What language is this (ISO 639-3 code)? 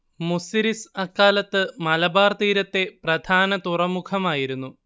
mal